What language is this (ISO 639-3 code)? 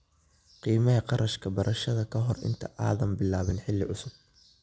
som